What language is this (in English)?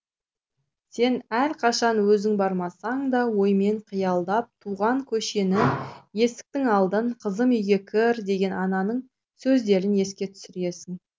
Kazakh